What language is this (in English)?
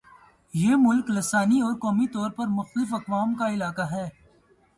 Urdu